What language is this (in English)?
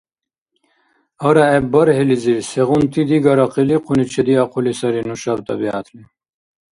Dargwa